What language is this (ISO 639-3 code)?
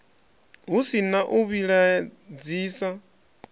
ven